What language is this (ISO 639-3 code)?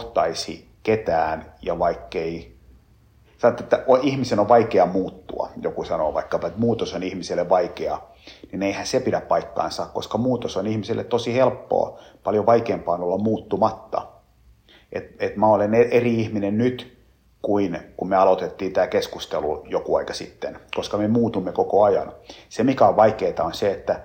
fin